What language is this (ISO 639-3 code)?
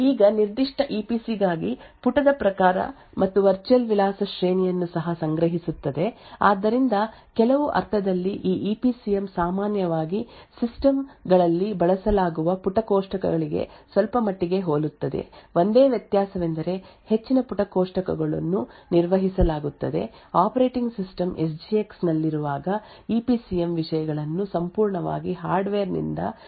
kan